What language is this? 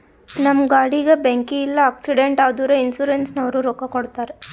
Kannada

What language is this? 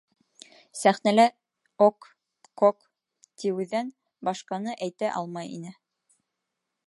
Bashkir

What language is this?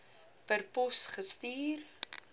Afrikaans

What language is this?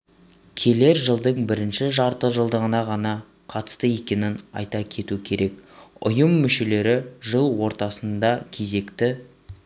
Kazakh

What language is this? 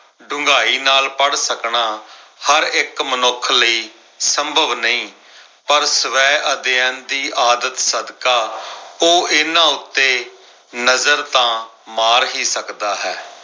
Punjabi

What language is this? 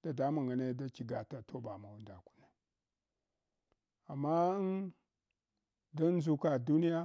Hwana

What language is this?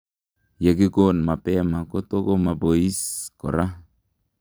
Kalenjin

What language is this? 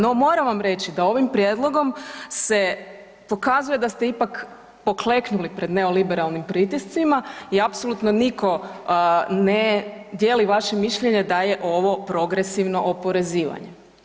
Croatian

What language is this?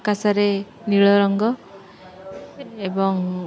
Odia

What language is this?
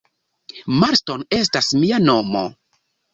Esperanto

